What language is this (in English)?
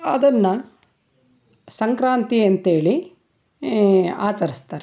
Kannada